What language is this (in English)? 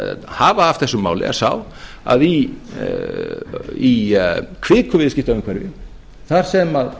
Icelandic